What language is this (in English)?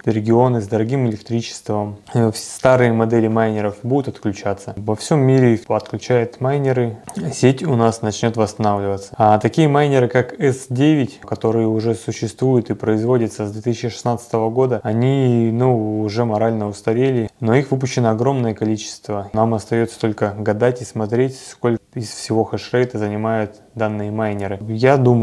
Russian